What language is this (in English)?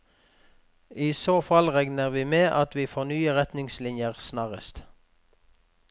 Norwegian